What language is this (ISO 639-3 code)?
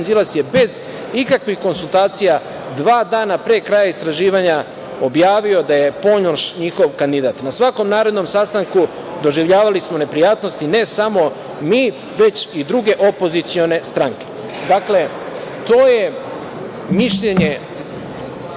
srp